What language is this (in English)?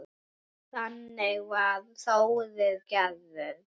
Icelandic